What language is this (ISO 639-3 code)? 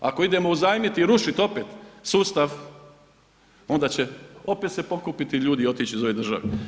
hrv